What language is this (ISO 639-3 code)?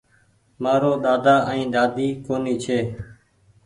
gig